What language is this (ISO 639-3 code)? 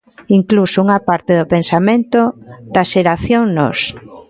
glg